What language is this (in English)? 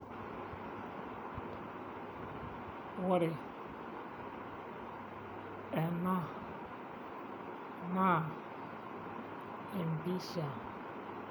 Masai